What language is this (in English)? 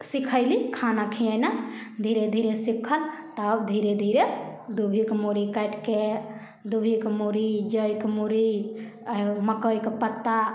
Maithili